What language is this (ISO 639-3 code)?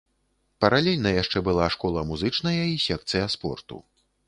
bel